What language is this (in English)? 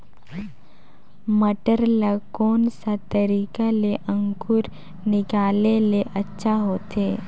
Chhattisgarhi